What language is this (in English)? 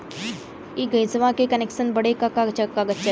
Bhojpuri